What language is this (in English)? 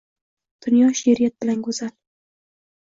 Uzbek